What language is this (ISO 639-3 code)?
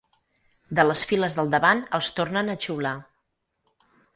cat